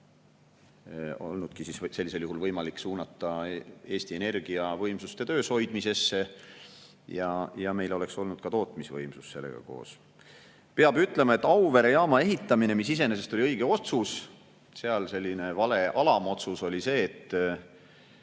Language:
Estonian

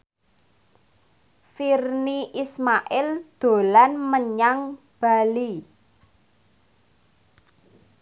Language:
Javanese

